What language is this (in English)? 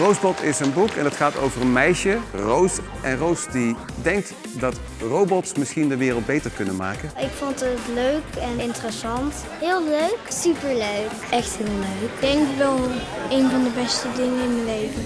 Dutch